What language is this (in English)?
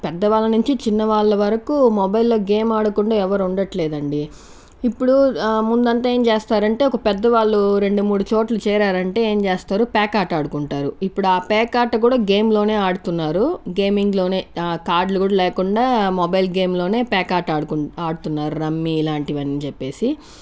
Telugu